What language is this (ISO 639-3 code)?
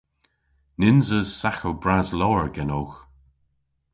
cor